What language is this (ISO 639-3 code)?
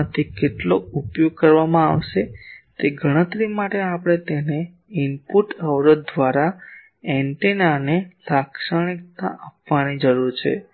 guj